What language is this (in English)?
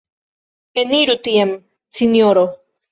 Esperanto